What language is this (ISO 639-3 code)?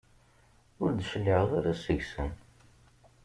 kab